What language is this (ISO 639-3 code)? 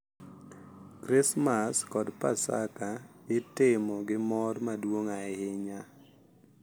luo